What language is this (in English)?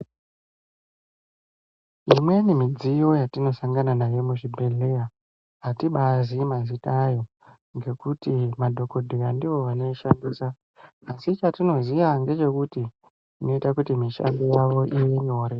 Ndau